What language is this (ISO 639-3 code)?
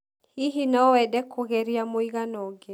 kik